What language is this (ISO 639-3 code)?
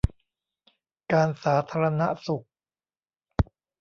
tha